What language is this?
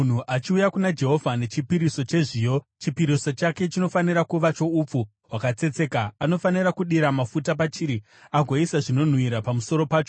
Shona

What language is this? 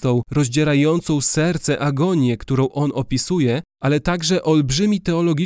Polish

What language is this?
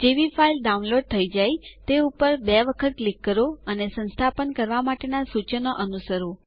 Gujarati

